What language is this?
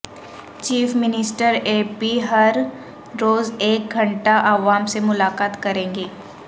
Urdu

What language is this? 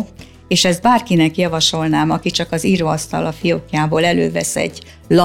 Hungarian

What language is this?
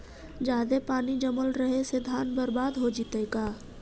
Magahi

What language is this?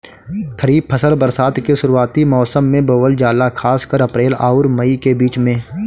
Bhojpuri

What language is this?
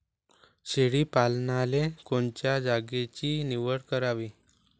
Marathi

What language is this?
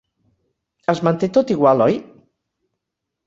Catalan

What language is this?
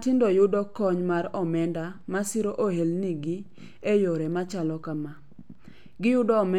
Luo (Kenya and Tanzania)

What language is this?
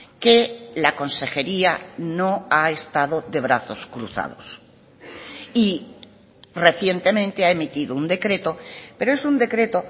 Spanish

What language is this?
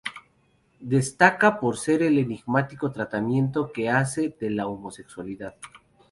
Spanish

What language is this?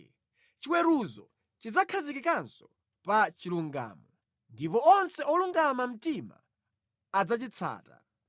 Nyanja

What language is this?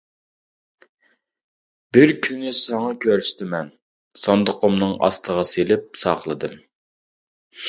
Uyghur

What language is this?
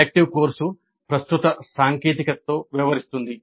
Telugu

